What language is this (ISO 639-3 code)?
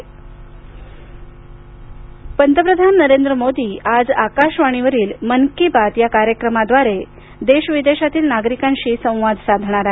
mar